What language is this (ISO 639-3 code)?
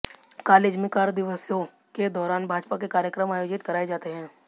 hin